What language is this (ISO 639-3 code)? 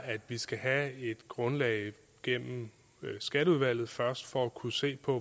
dan